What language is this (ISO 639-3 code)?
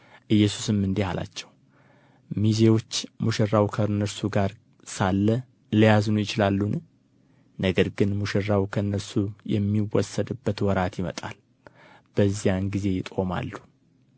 amh